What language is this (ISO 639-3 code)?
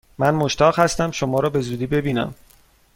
fas